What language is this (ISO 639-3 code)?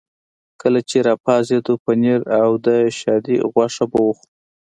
pus